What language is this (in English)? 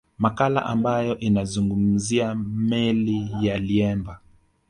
Swahili